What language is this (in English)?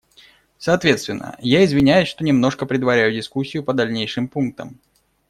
Russian